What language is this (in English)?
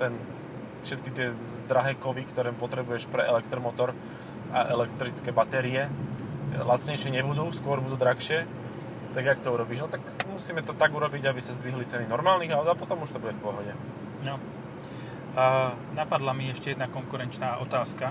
Slovak